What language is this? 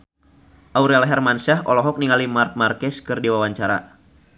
Sundanese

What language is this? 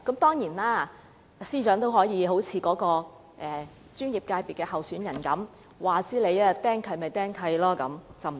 Cantonese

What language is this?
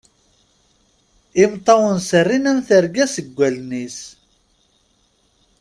Kabyle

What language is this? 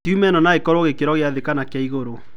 Kikuyu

